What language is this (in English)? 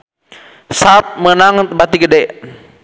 Sundanese